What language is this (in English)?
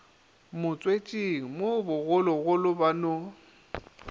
Northern Sotho